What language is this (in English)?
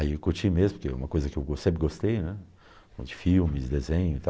Portuguese